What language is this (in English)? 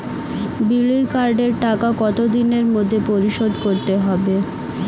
Bangla